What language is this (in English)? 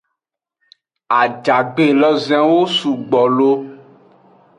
Aja (Benin)